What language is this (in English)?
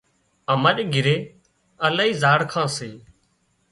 Wadiyara Koli